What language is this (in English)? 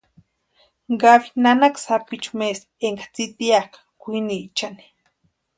Western Highland Purepecha